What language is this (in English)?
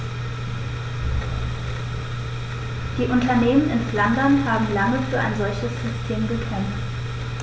German